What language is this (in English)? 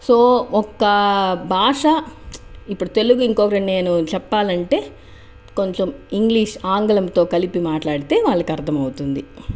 Telugu